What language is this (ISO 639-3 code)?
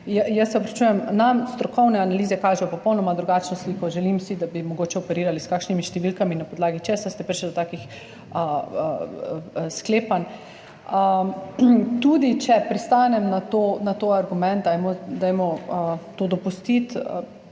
slv